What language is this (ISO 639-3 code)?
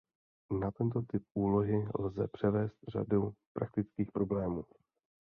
ces